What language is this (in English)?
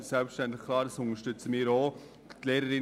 Swiss German